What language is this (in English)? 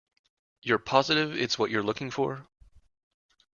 English